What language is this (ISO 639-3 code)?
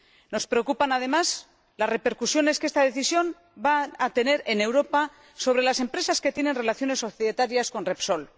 spa